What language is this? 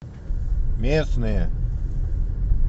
Russian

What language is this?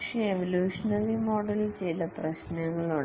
Malayalam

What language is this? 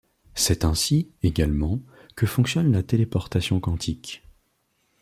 French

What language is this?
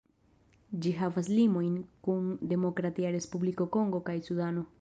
Esperanto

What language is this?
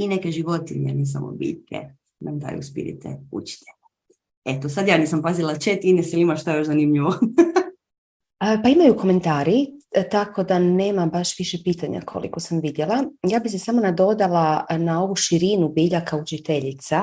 Croatian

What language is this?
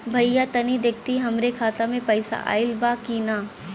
Bhojpuri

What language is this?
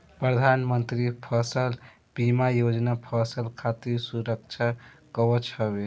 Bhojpuri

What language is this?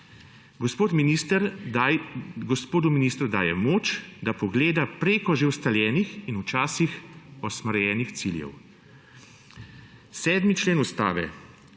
Slovenian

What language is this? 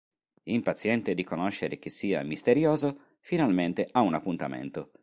Italian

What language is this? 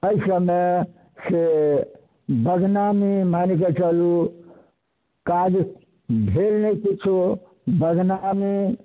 Maithili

